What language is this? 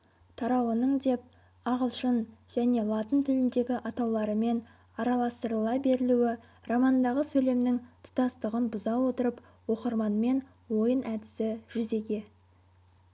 Kazakh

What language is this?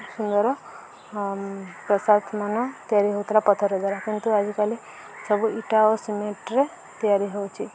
Odia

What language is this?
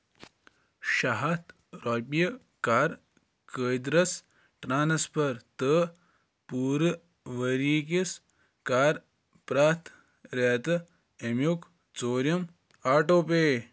Kashmiri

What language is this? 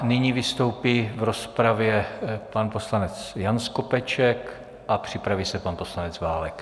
Czech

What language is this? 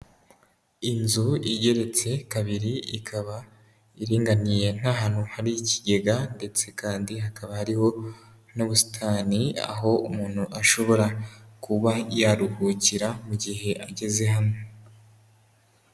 Kinyarwanda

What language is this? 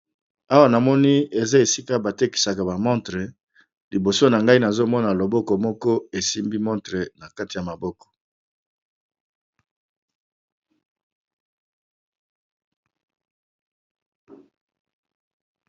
Lingala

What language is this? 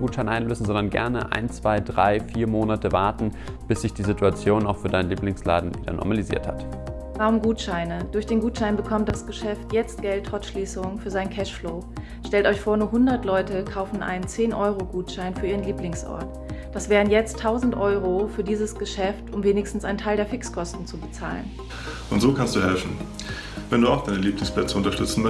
German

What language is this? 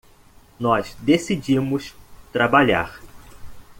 Portuguese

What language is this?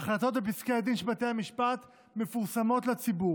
Hebrew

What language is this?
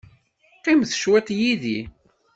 Kabyle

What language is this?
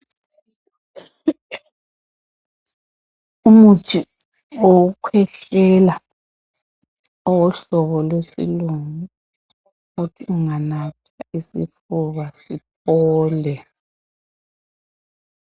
North Ndebele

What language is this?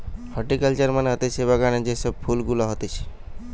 Bangla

